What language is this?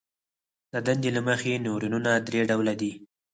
Pashto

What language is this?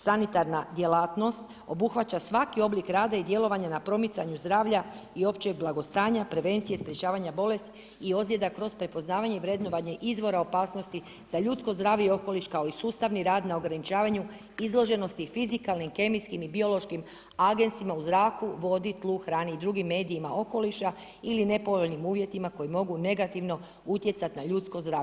Croatian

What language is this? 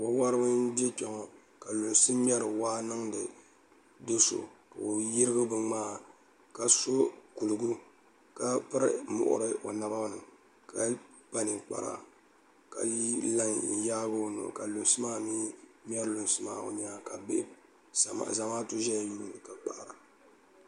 Dagbani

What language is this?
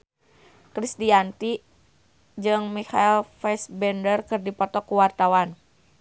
Sundanese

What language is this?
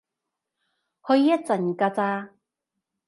Cantonese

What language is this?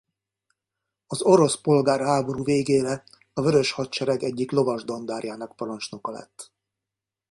Hungarian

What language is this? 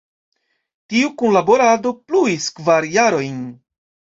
Esperanto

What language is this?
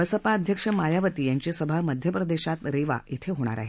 Marathi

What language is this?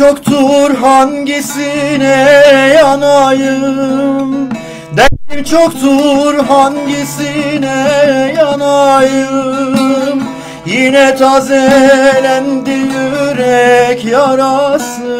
Turkish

